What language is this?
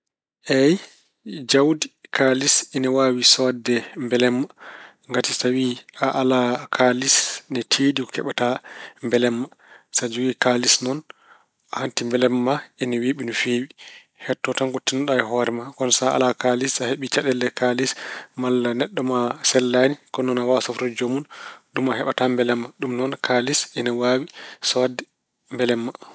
Fula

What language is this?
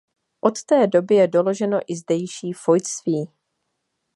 Czech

